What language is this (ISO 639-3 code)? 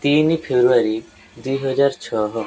ori